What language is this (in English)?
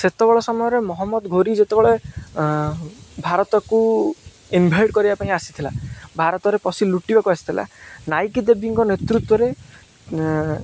Odia